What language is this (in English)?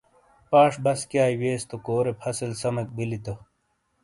Shina